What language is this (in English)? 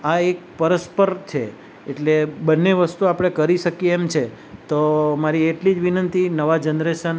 Gujarati